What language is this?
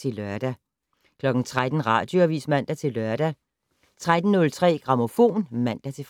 Danish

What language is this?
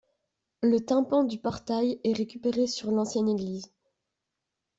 French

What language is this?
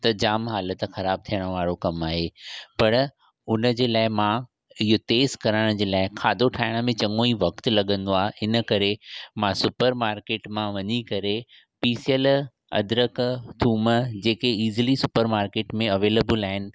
Sindhi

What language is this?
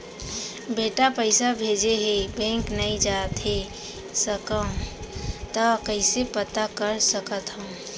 Chhattisgarhi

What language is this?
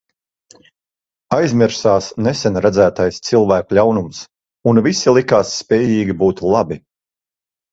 Latvian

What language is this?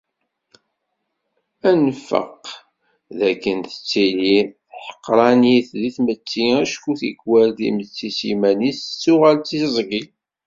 Kabyle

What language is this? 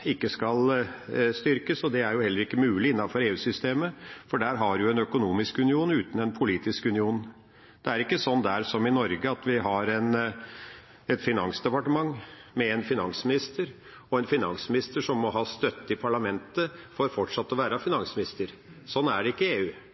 Norwegian Bokmål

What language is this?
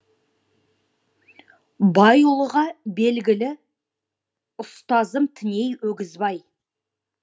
Kazakh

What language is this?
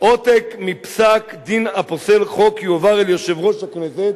Hebrew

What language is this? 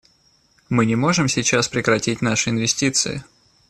Russian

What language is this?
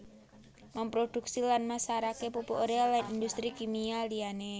Javanese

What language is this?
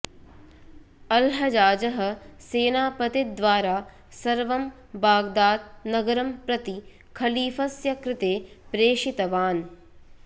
Sanskrit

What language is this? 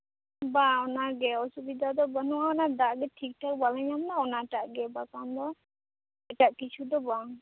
Santali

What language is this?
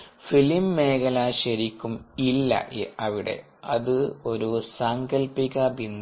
Malayalam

